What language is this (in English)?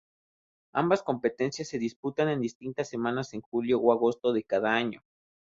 Spanish